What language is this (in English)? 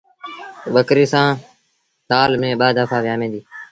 Sindhi Bhil